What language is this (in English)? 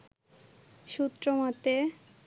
Bangla